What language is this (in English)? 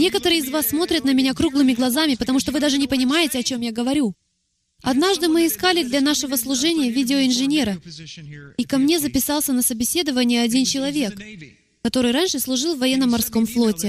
Russian